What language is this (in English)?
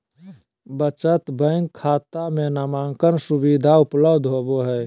Magahi